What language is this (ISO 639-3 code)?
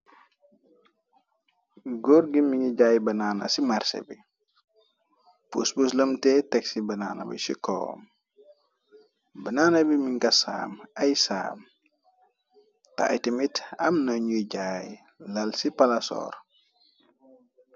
wol